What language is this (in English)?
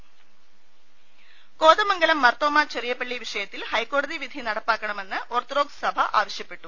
Malayalam